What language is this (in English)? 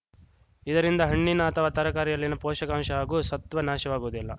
Kannada